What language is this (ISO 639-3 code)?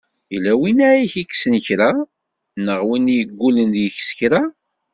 kab